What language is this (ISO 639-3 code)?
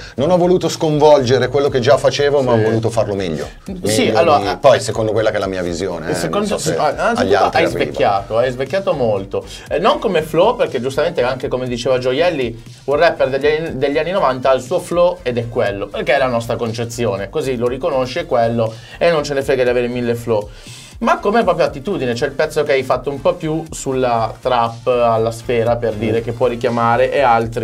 ita